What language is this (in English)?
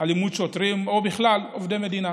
Hebrew